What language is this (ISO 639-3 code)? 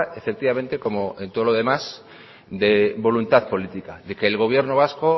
spa